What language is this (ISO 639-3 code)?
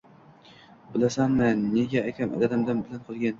uzb